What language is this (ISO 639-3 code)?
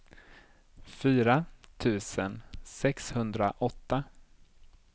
swe